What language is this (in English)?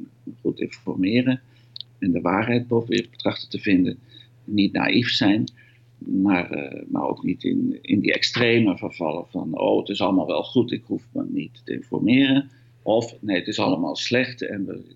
Dutch